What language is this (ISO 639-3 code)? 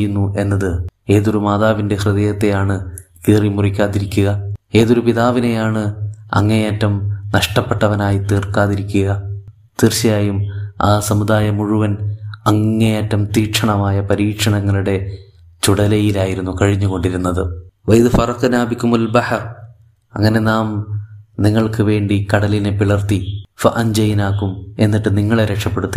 mal